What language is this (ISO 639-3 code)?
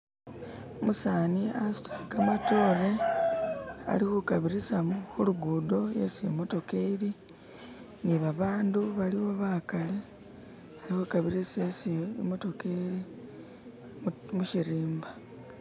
myx